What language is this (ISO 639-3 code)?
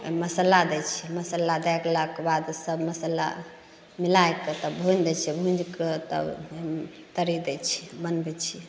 mai